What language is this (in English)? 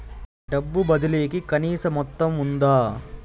Telugu